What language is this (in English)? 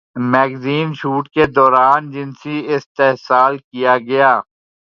Urdu